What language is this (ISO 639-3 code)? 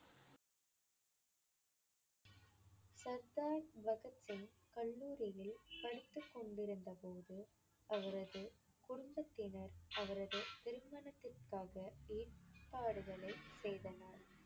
tam